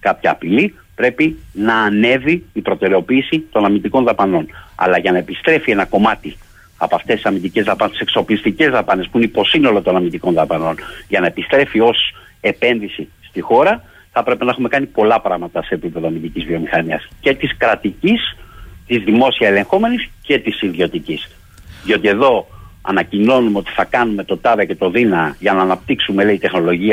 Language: Greek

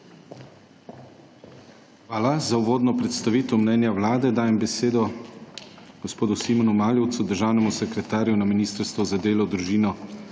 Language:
Slovenian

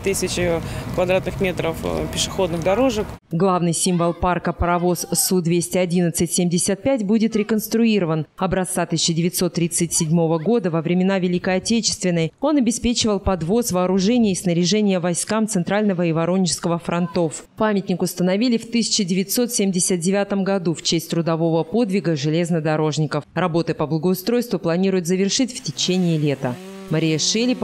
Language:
Russian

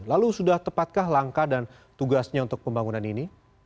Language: Indonesian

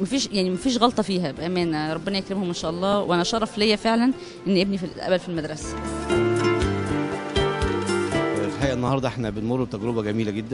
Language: Arabic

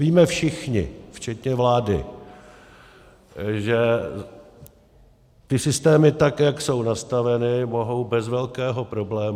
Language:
Czech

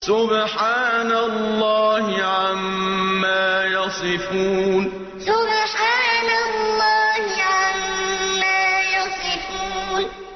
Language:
Arabic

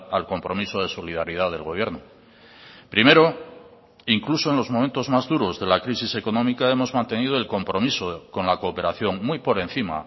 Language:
Spanish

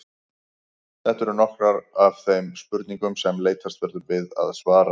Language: Icelandic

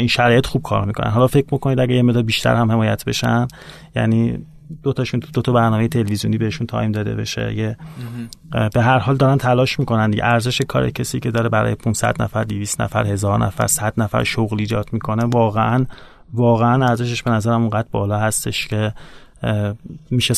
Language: Persian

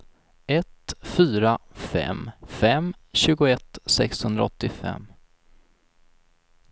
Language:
Swedish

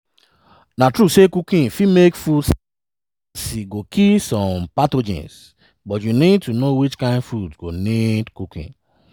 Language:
Nigerian Pidgin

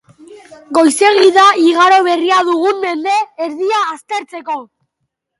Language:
Basque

